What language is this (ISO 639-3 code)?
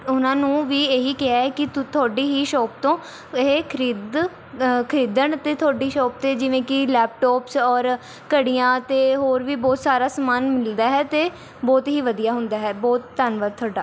pan